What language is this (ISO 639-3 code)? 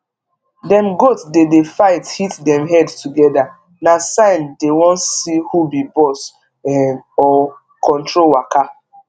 pcm